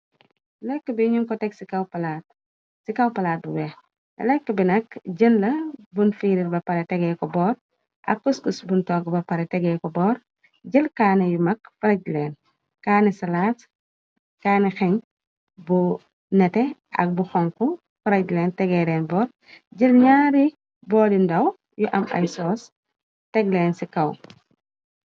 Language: Wolof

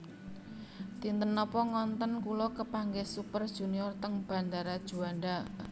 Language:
Javanese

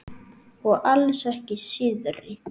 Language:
Icelandic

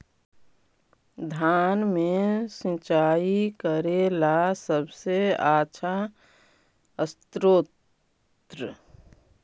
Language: Magahi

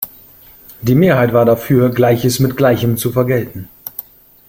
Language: German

